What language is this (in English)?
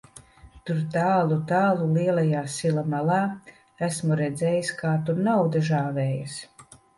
Latvian